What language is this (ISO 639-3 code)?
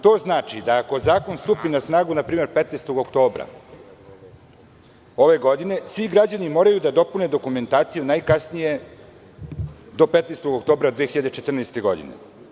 srp